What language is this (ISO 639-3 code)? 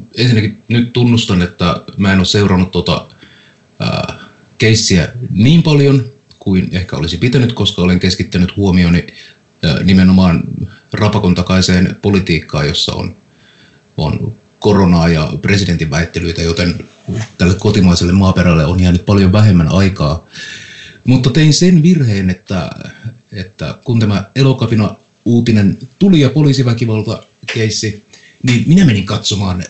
fin